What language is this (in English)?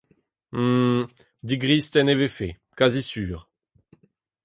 Breton